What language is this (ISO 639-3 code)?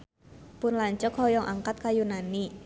sun